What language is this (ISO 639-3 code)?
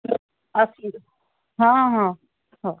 ori